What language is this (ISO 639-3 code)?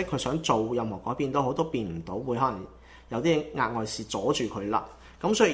zho